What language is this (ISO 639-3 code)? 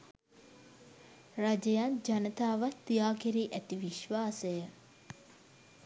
sin